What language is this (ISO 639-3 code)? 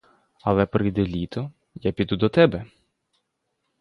ukr